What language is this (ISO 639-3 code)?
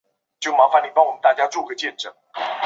zho